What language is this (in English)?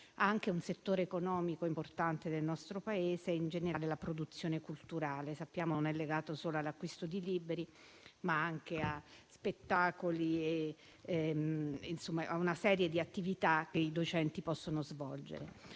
Italian